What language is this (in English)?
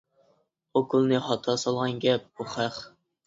Uyghur